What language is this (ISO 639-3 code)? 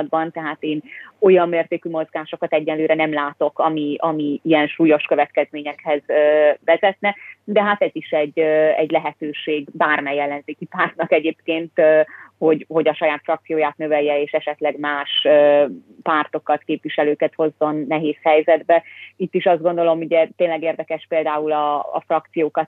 hun